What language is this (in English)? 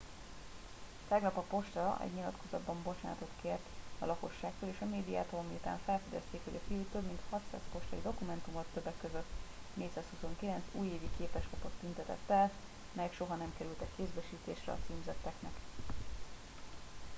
Hungarian